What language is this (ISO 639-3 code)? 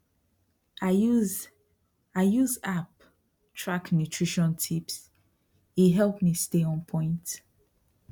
pcm